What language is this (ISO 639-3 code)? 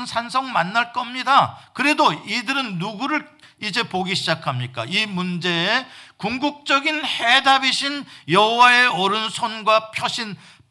kor